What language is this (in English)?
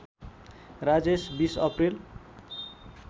Nepali